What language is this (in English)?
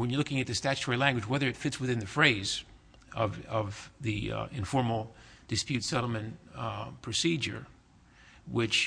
English